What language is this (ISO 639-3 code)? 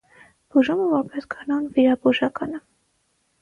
hye